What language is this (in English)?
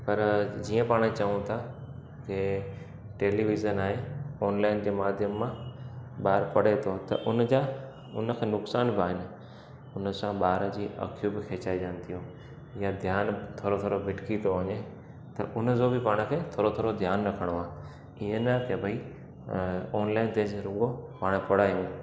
Sindhi